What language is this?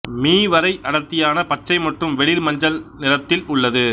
Tamil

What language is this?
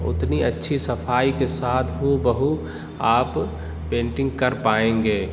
Urdu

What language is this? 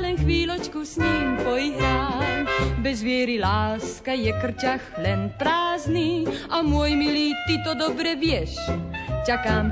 Slovak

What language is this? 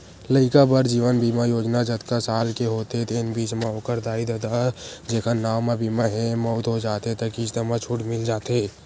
Chhattisgarhi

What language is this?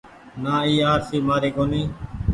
Goaria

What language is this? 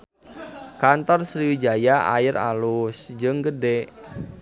Sundanese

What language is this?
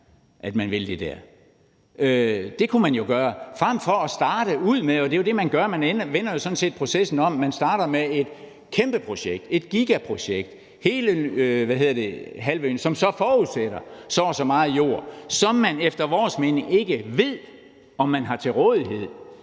Danish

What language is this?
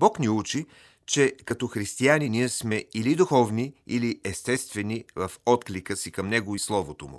Bulgarian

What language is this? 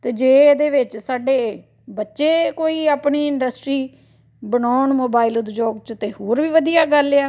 Punjabi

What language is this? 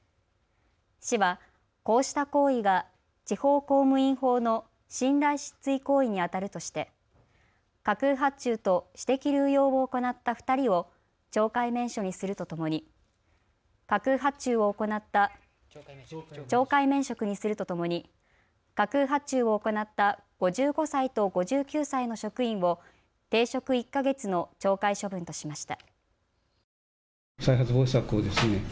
Japanese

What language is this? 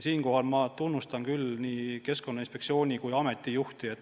Estonian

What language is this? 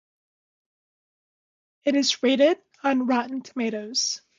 English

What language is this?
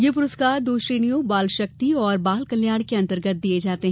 Hindi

